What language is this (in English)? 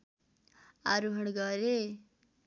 Nepali